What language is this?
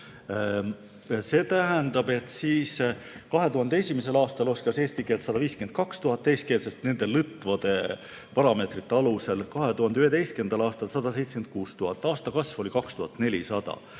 Estonian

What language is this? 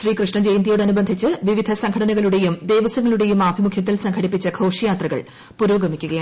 Malayalam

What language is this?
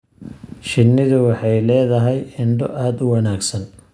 Somali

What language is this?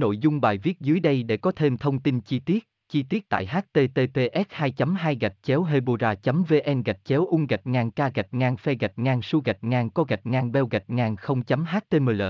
Vietnamese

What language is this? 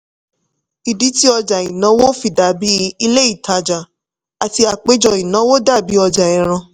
Yoruba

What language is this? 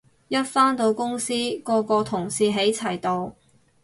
Cantonese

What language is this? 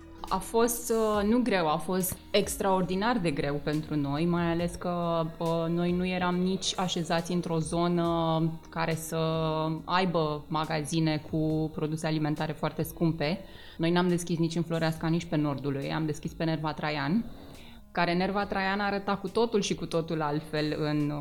Romanian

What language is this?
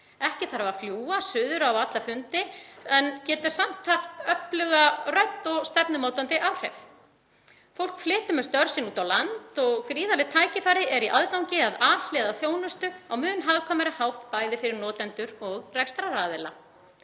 Icelandic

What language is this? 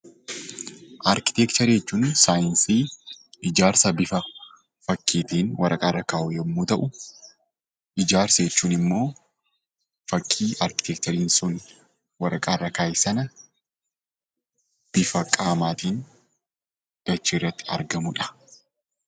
Oromo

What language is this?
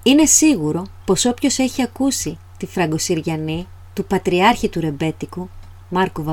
Greek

